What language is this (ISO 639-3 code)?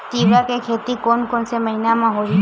hne